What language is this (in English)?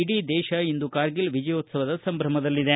Kannada